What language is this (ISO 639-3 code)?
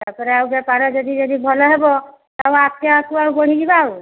ori